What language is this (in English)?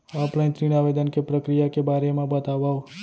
Chhattisgarhi